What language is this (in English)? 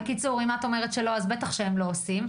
Hebrew